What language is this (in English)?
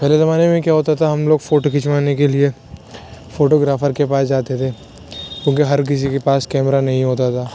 Urdu